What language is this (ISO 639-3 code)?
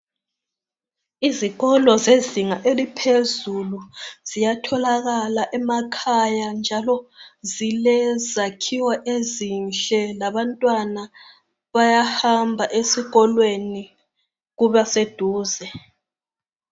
nde